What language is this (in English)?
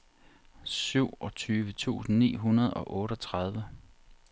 Danish